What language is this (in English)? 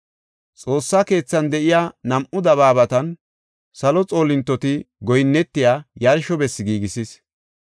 Gofa